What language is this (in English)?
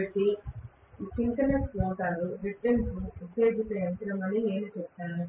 Telugu